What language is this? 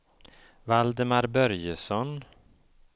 Swedish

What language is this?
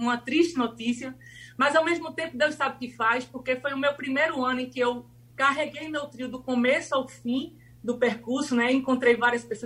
Portuguese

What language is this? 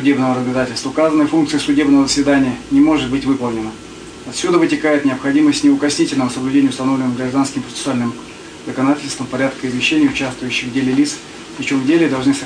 Russian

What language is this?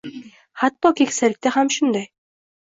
Uzbek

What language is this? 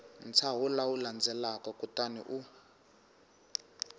Tsonga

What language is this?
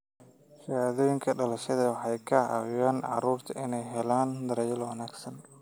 Somali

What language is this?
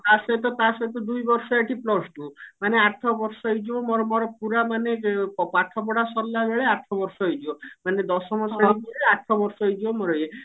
Odia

